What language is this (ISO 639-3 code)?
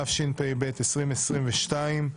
heb